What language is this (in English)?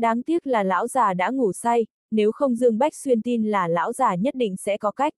Vietnamese